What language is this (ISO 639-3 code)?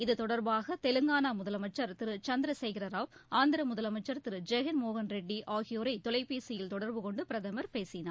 tam